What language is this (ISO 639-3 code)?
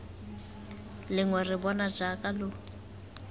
tsn